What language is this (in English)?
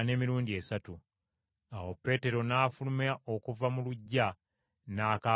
Ganda